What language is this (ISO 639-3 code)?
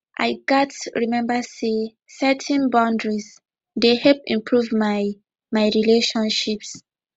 pcm